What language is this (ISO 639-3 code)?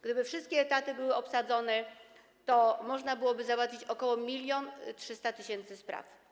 pol